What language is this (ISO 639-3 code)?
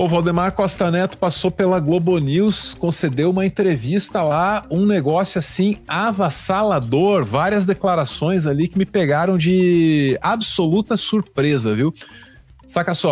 por